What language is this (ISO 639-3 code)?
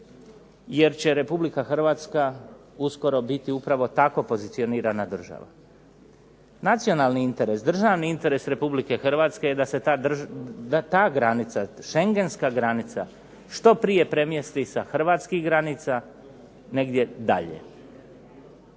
hrv